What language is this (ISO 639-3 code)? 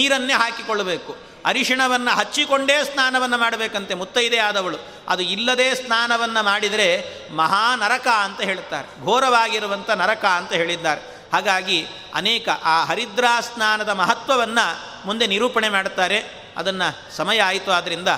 kan